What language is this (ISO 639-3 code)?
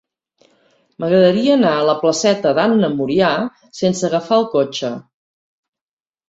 cat